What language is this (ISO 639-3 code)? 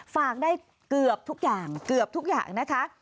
tha